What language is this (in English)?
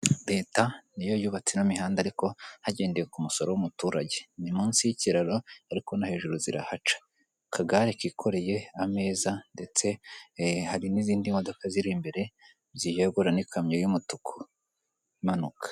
Kinyarwanda